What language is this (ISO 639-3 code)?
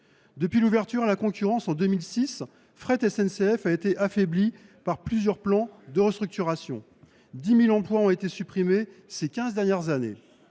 fra